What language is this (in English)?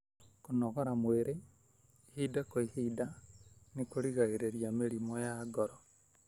Kikuyu